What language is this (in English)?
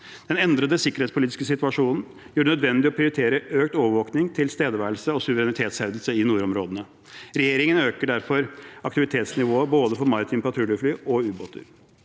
Norwegian